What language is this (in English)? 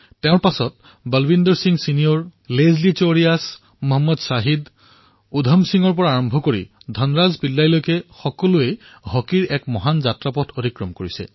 Assamese